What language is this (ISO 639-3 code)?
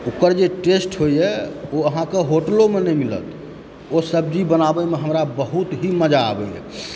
mai